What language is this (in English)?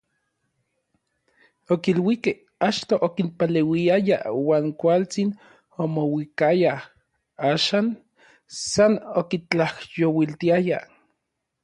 Orizaba Nahuatl